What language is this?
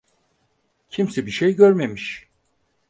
Turkish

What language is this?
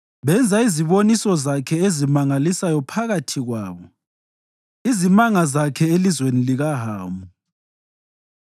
North Ndebele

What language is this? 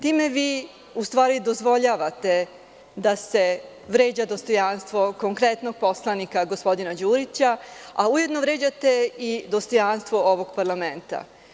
Serbian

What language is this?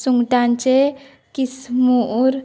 Konkani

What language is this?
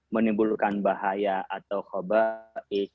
Indonesian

